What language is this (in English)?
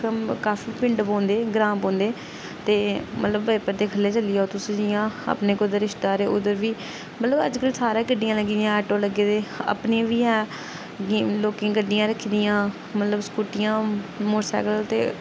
Dogri